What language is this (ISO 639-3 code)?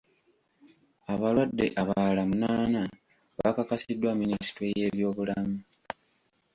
lug